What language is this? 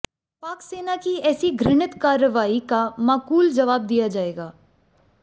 Hindi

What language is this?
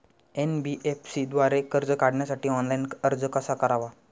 Marathi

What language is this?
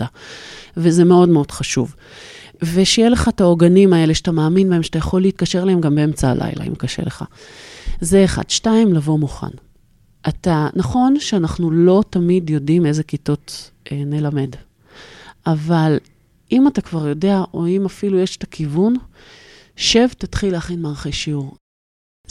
Hebrew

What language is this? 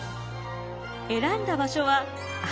Japanese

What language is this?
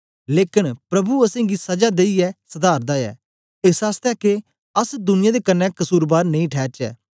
Dogri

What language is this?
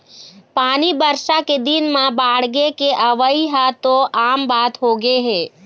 Chhattisgarhi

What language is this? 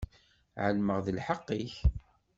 Kabyle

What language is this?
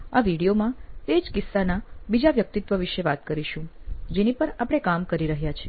Gujarati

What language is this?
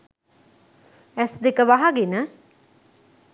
Sinhala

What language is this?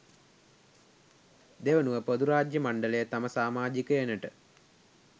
Sinhala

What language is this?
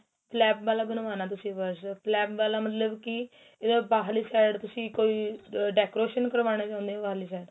Punjabi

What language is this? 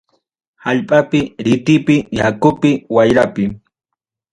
Ayacucho Quechua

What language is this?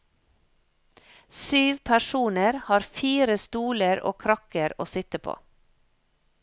Norwegian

